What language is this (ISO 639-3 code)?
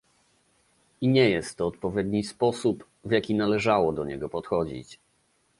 pol